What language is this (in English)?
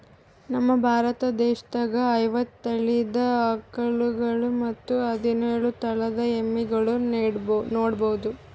Kannada